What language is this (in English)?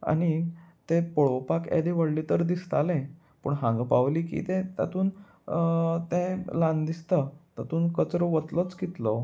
Konkani